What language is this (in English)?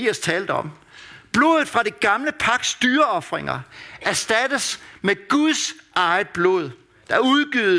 Danish